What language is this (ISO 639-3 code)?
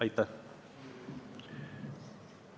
est